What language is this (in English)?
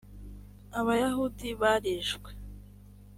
Kinyarwanda